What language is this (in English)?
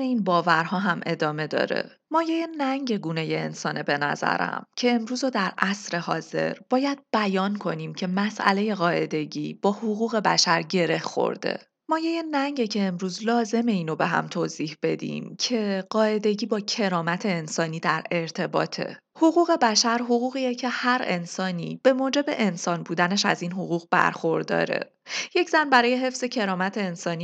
Persian